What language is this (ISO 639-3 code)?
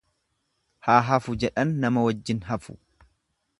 orm